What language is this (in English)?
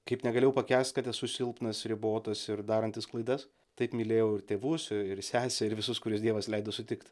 Lithuanian